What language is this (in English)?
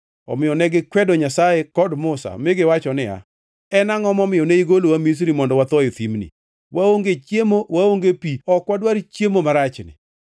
Luo (Kenya and Tanzania)